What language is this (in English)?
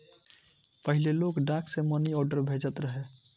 Bhojpuri